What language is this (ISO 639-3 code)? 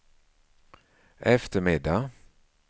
swe